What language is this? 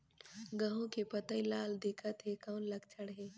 Chhattisgarhi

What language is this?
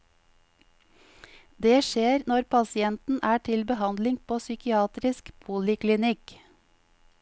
Norwegian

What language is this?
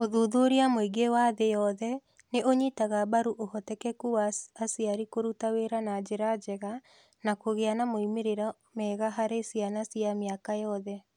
Kikuyu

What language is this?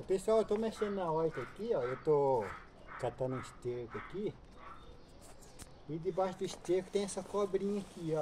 Portuguese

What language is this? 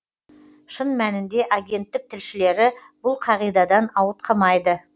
Kazakh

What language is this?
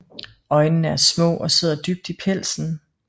Danish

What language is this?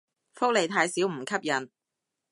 Cantonese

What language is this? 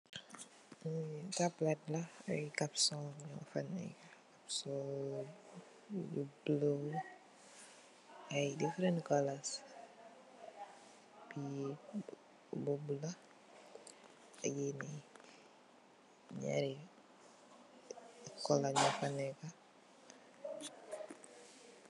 Wolof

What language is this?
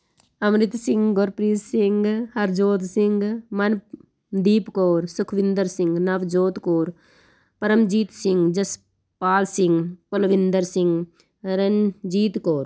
Punjabi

